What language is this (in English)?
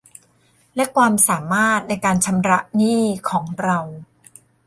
Thai